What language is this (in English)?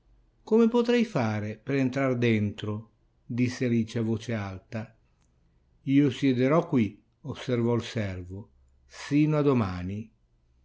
Italian